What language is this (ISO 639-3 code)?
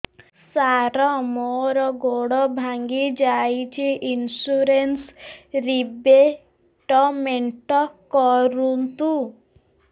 ori